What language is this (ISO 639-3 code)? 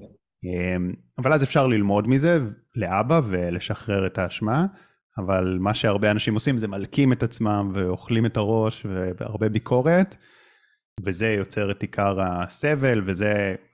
heb